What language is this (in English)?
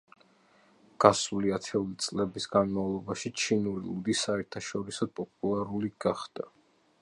Georgian